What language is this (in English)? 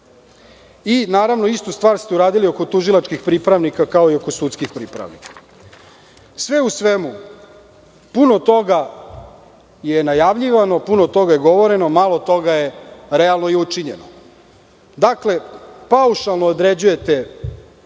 Serbian